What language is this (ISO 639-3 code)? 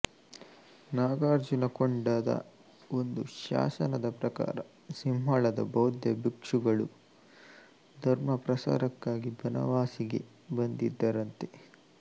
kan